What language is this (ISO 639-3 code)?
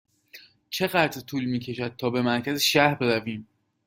fas